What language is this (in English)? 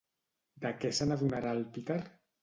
Catalan